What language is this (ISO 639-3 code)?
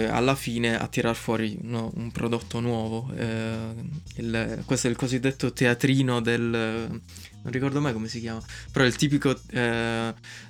ita